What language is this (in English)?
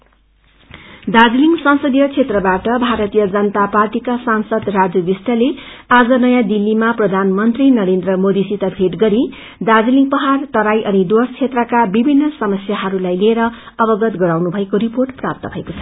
Nepali